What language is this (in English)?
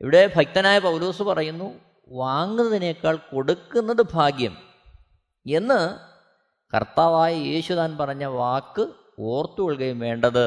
Malayalam